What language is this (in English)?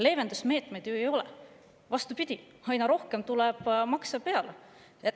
Estonian